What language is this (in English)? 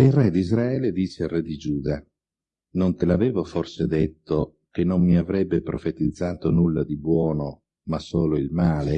Italian